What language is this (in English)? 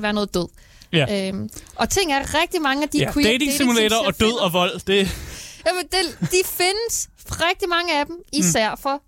Danish